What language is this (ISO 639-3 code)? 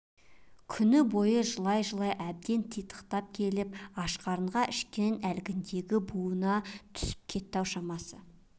kaz